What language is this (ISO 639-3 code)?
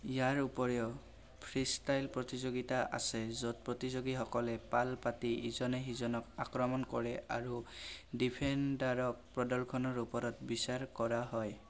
asm